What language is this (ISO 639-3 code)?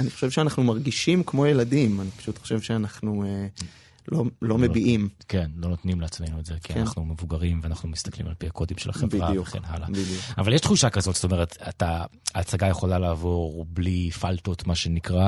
heb